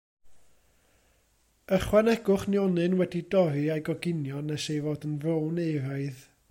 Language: Welsh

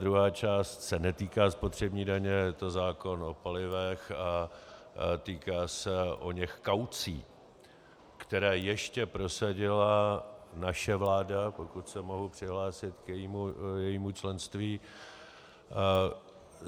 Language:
Czech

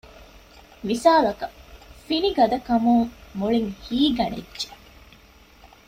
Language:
Divehi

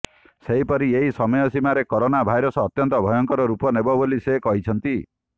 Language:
Odia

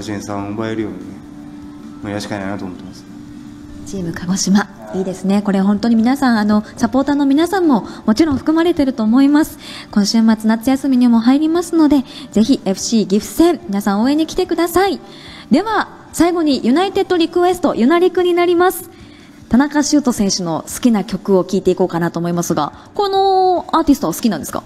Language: Japanese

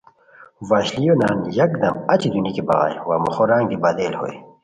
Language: Khowar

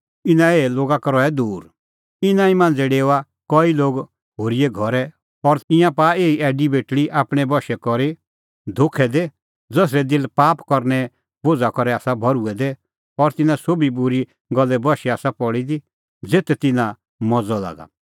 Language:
Kullu Pahari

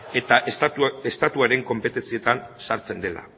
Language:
Basque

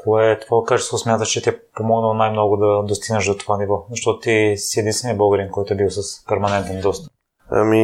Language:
Bulgarian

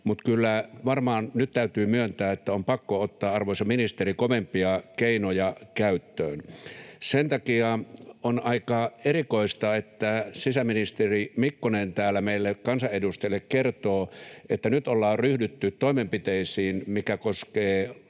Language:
Finnish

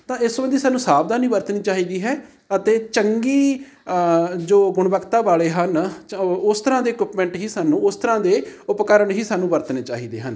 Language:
Punjabi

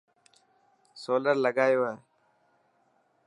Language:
Dhatki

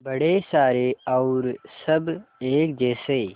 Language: Hindi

